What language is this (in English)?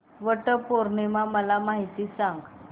Marathi